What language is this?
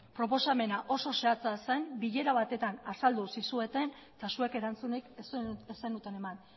Basque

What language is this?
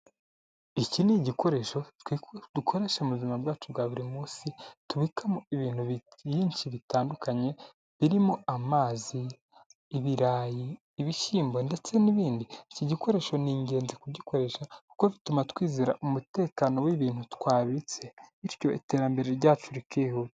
Kinyarwanda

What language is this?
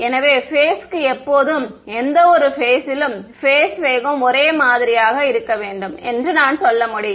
Tamil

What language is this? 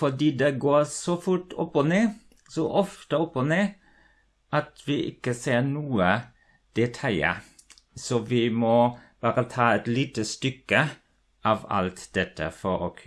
German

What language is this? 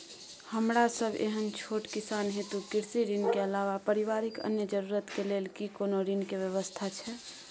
Maithili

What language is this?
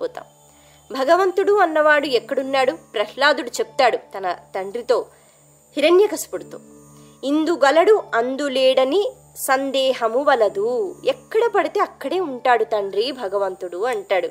Telugu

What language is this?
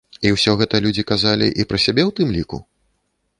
Belarusian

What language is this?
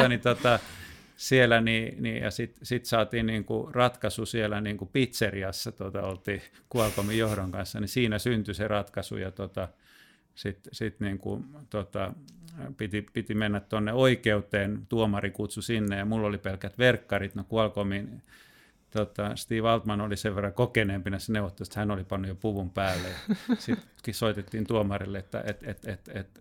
Finnish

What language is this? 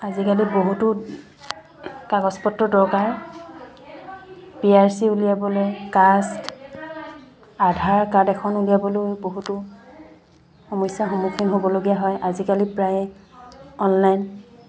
Assamese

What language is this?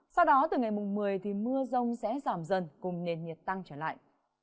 Vietnamese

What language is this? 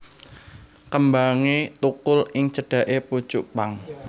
Javanese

